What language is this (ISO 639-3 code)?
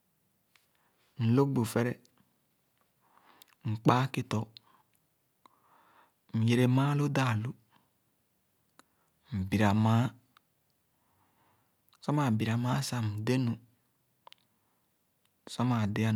ogo